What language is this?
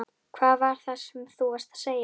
Icelandic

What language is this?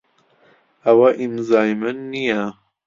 Central Kurdish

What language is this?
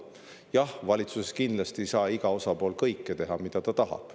Estonian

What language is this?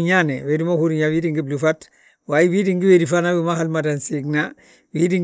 Balanta-Ganja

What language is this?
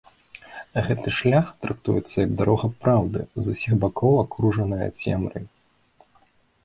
Belarusian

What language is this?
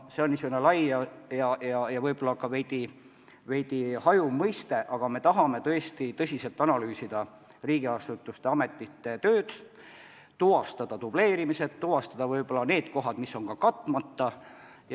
Estonian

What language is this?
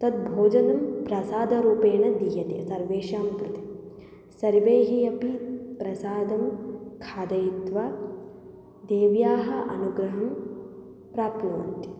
Sanskrit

